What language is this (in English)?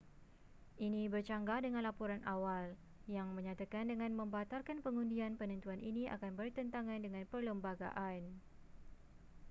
Malay